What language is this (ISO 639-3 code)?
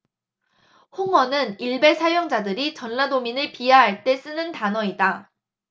kor